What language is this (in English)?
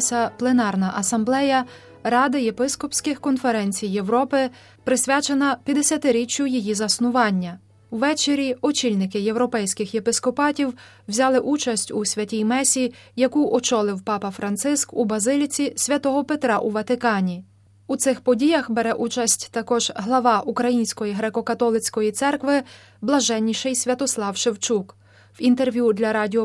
Ukrainian